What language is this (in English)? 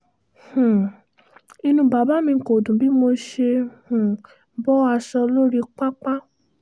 Yoruba